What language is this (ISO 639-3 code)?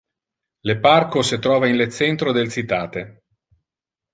ina